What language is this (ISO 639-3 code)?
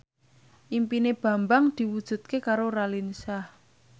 jav